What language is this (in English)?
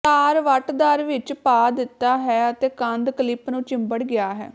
Punjabi